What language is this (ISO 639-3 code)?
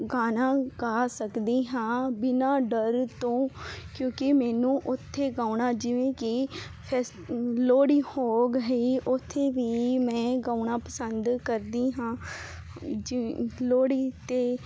pan